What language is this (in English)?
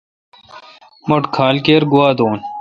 Kalkoti